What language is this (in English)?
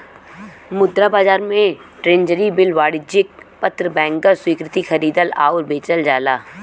Bhojpuri